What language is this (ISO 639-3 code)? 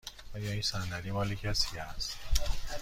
fas